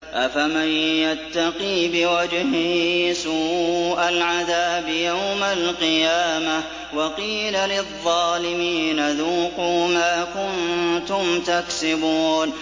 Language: Arabic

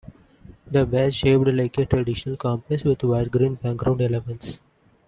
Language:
English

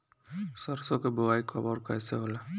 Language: Bhojpuri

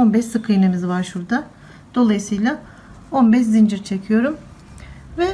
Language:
Turkish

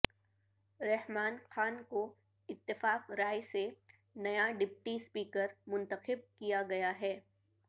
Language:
Urdu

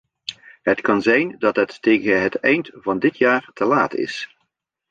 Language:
Dutch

